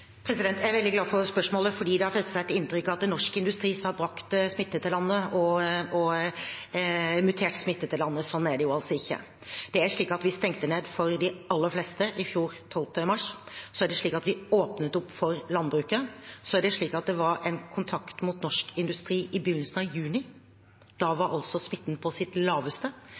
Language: Norwegian Bokmål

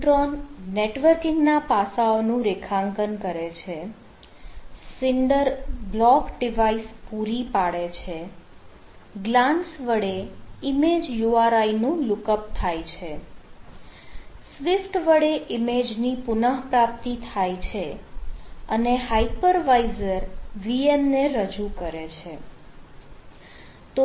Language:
Gujarati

